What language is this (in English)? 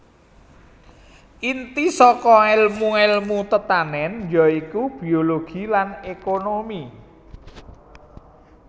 Javanese